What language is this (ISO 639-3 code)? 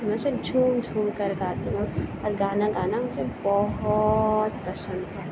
urd